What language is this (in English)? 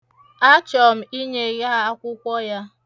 Igbo